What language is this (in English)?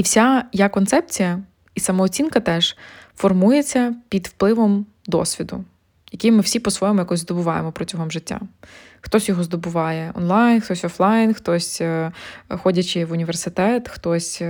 Ukrainian